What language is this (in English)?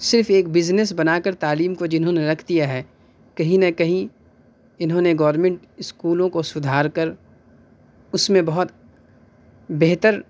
Urdu